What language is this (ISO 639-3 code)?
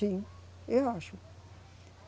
por